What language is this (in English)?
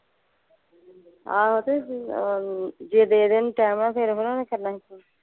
Punjabi